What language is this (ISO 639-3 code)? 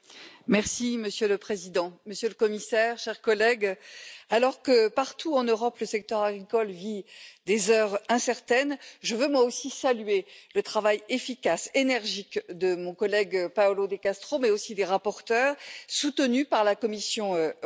fra